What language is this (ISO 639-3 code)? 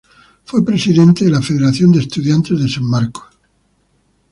spa